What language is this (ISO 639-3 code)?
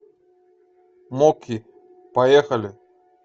rus